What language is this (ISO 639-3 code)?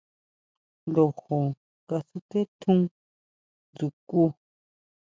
mau